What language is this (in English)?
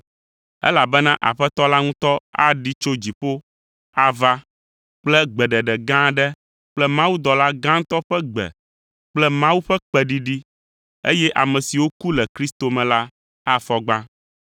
Ewe